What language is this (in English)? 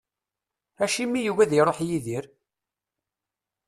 Kabyle